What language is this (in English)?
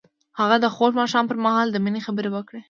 Pashto